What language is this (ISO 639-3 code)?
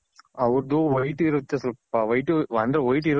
kan